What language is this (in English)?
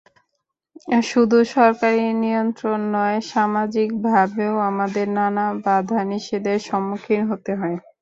Bangla